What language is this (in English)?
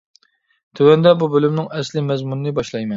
Uyghur